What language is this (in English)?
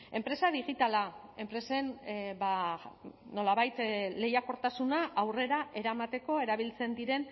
Basque